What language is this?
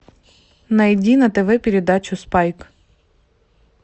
Russian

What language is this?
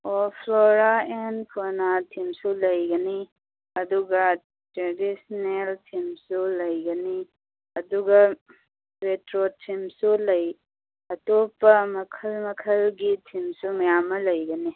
Manipuri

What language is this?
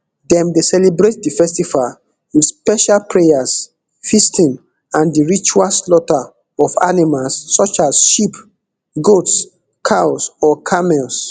Nigerian Pidgin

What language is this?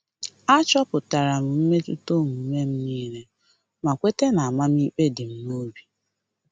Igbo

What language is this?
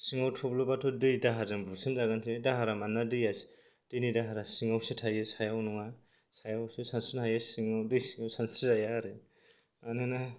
Bodo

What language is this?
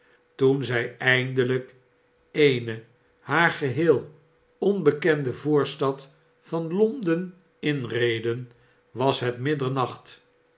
Dutch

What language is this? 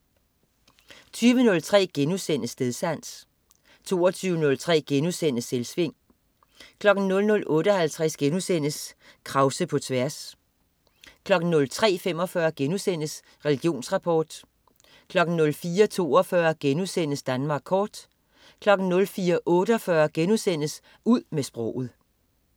Danish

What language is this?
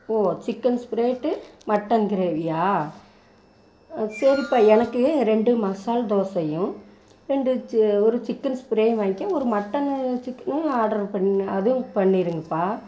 Tamil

